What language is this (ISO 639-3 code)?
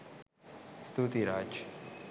sin